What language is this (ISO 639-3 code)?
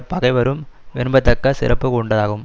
tam